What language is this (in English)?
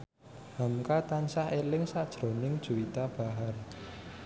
Javanese